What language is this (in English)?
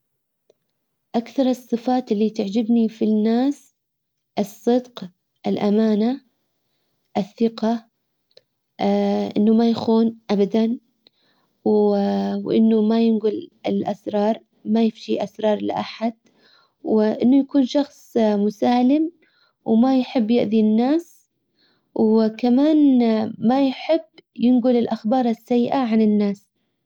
Hijazi Arabic